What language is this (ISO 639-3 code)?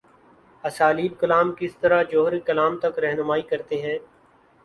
urd